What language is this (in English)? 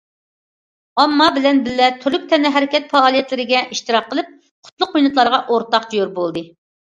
Uyghur